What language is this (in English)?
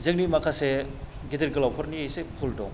Bodo